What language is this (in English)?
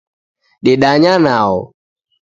Taita